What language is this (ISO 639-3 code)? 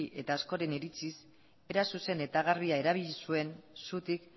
eus